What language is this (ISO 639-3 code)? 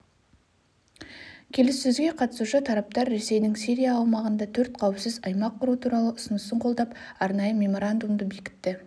kaz